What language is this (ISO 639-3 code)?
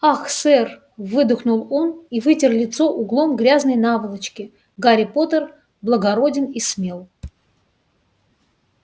rus